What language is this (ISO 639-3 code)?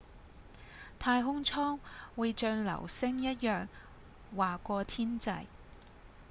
yue